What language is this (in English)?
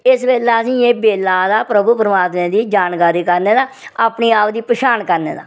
Dogri